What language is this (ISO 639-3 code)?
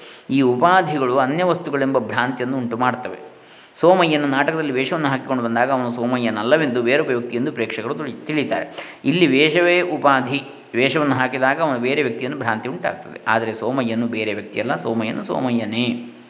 kan